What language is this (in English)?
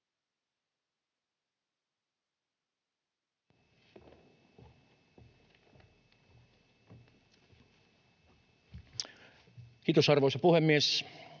Finnish